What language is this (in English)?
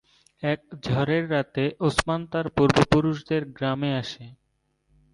Bangla